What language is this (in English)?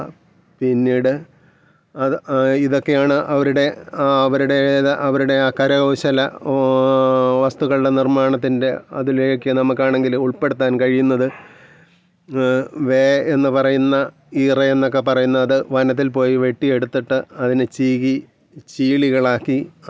Malayalam